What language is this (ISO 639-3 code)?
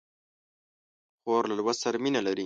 pus